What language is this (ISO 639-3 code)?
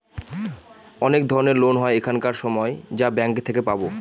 ben